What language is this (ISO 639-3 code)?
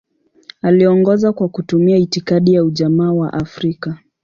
swa